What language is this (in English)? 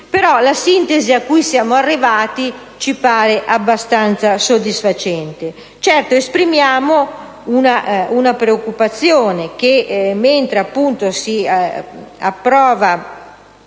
Italian